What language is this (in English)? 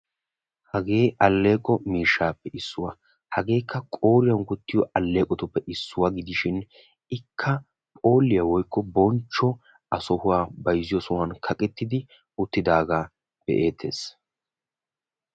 Wolaytta